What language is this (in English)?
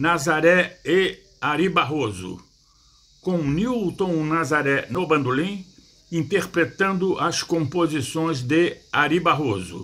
Portuguese